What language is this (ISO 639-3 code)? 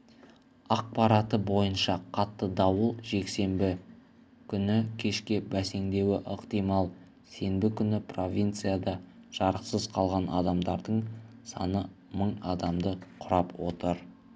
kaz